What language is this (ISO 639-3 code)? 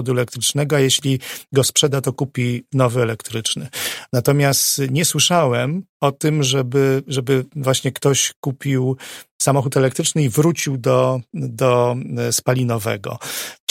pol